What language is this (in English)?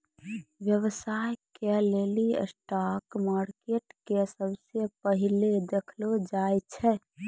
Maithili